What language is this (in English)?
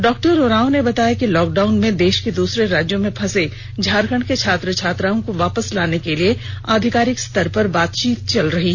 Hindi